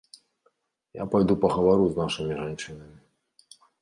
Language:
Belarusian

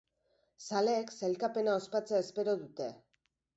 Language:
Basque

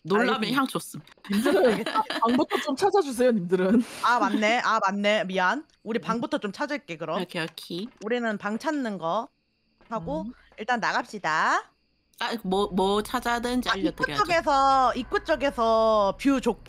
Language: Korean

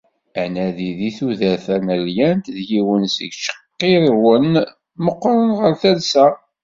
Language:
Kabyle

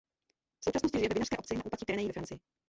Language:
Czech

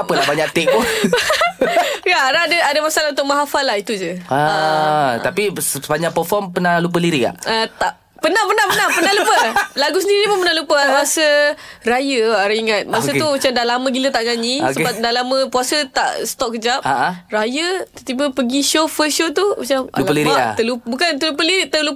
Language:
Malay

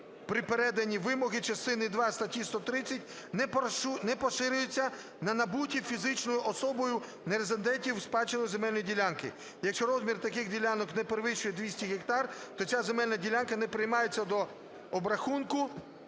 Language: Ukrainian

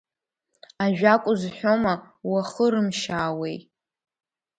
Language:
Abkhazian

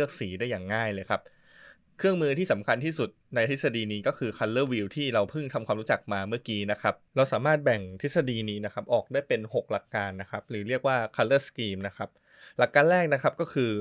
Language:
Thai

